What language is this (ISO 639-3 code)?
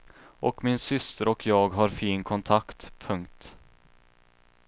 swe